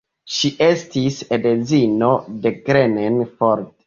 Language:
Esperanto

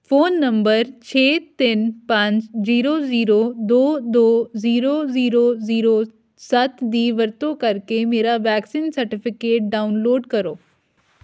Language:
Punjabi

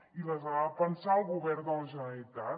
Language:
Catalan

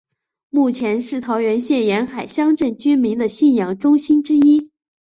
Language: Chinese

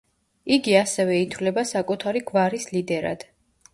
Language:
Georgian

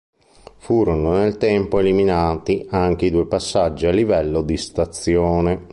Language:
Italian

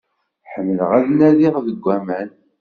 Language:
Kabyle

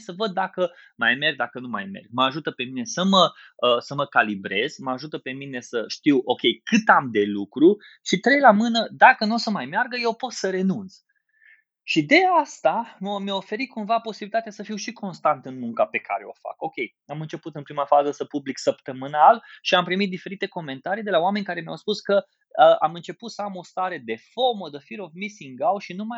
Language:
Romanian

